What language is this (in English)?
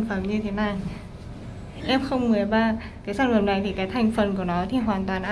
Vietnamese